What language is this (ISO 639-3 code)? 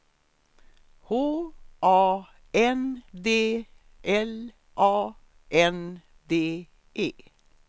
swe